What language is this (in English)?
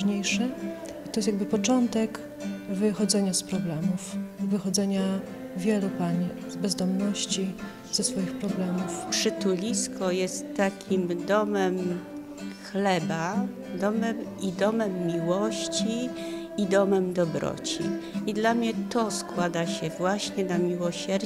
Polish